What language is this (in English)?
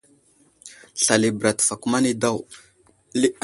Wuzlam